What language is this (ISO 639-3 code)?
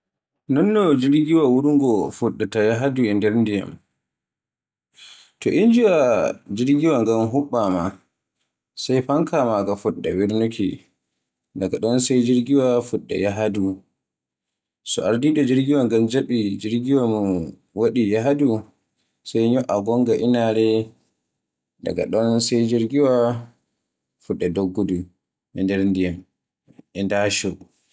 fue